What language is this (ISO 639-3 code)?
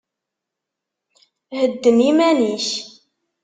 kab